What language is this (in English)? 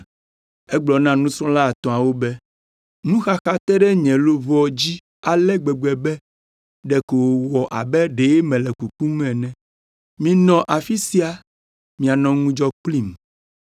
Ewe